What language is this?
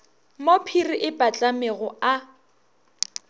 Northern Sotho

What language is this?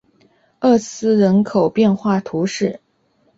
Chinese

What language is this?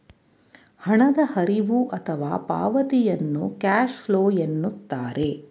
Kannada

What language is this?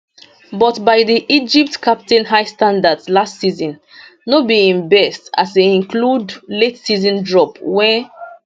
Nigerian Pidgin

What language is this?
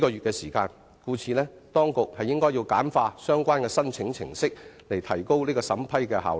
Cantonese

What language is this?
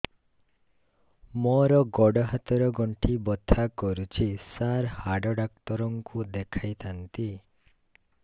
Odia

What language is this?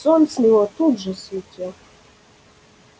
Russian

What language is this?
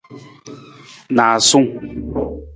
Nawdm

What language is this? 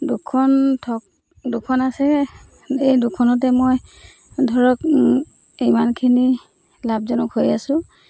Assamese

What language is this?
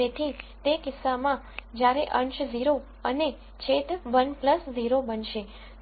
Gujarati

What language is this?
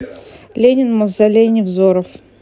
Russian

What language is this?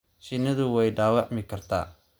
Somali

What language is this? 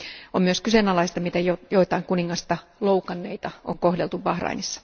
Finnish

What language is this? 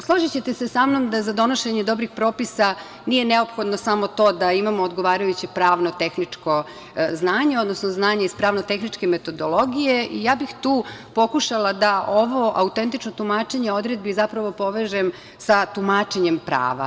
Serbian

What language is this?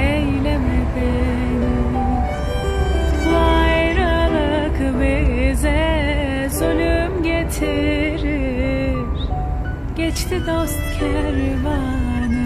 Turkish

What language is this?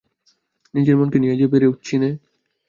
Bangla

